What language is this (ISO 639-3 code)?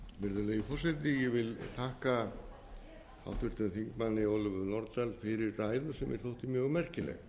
isl